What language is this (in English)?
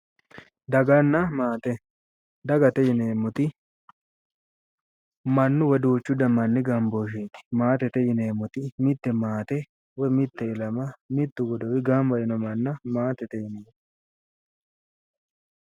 Sidamo